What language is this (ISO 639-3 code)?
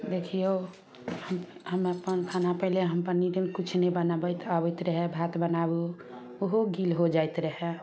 mai